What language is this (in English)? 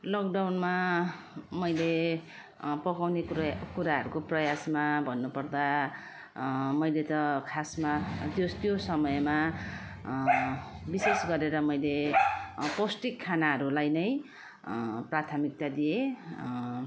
Nepali